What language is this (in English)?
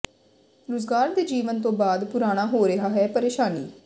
Punjabi